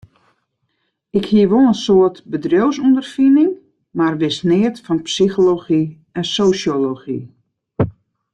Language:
Western Frisian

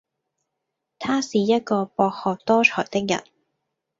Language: Cantonese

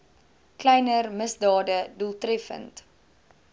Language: Afrikaans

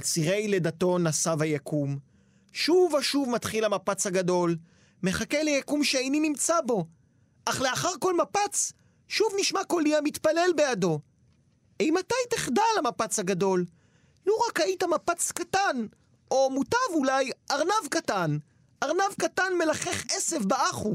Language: Hebrew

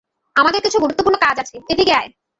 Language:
Bangla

